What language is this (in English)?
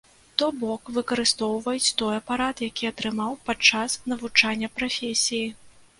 Belarusian